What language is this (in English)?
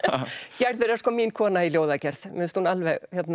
Icelandic